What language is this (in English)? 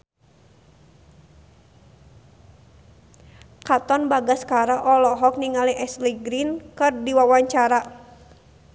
Sundanese